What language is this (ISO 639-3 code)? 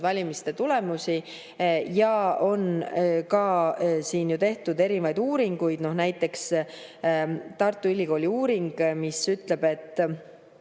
est